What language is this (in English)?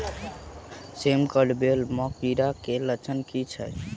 Maithili